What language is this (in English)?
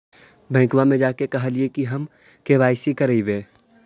Magahi